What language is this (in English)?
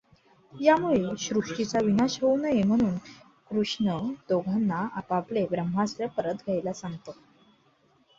Marathi